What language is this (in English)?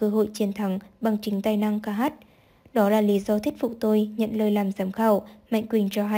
Vietnamese